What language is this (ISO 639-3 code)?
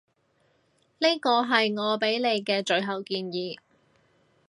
yue